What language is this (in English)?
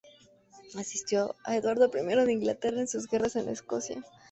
Spanish